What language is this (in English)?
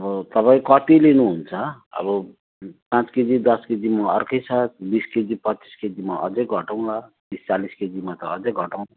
Nepali